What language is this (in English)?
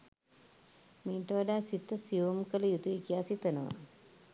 Sinhala